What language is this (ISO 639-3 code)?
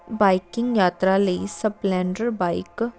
pan